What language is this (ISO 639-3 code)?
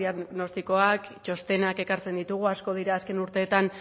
eus